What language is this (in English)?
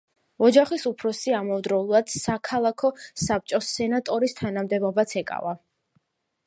Georgian